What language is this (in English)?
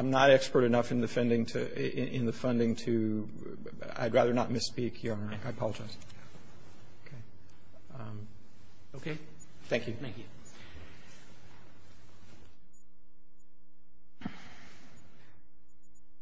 English